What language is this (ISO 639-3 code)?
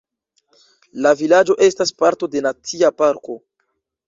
epo